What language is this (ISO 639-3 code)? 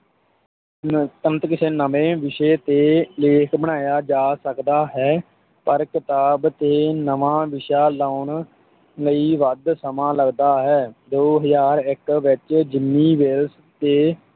pan